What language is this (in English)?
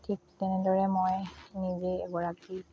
Assamese